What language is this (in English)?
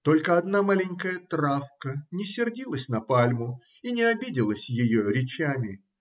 Russian